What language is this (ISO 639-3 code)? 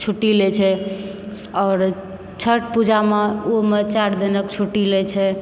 mai